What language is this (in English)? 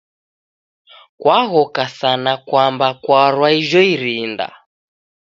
Taita